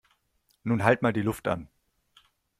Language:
German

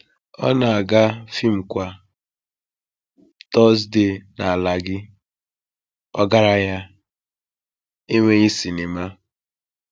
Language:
Igbo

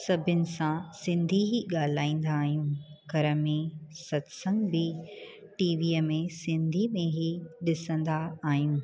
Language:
Sindhi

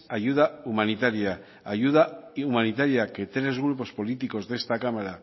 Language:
Spanish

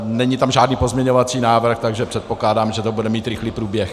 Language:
Czech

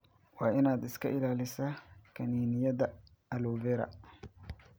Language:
Somali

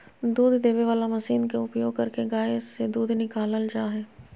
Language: Magahi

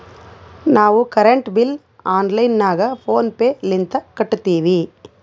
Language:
Kannada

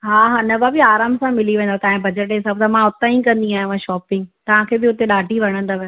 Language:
Sindhi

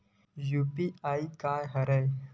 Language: Chhattisgarhi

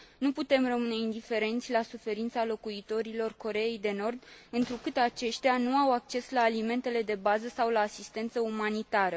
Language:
Romanian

